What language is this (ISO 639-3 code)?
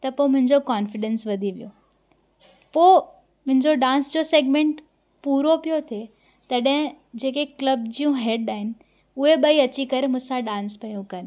snd